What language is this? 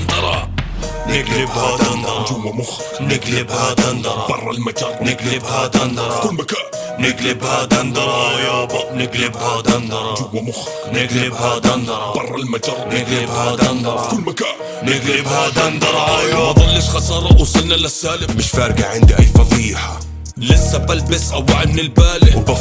Arabic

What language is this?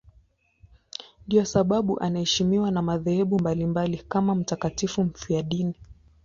Swahili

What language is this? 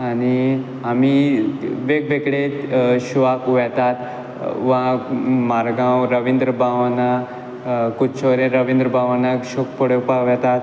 Konkani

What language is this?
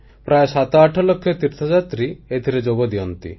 Odia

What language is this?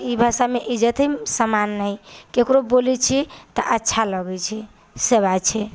Maithili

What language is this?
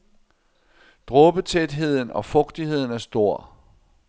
Danish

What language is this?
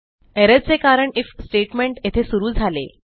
Marathi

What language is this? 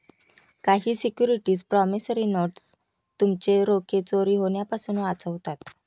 Marathi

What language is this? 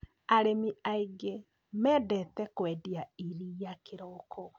Kikuyu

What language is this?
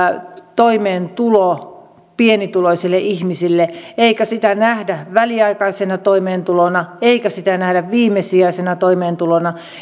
Finnish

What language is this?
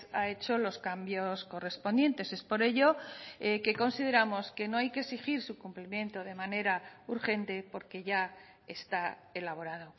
Spanish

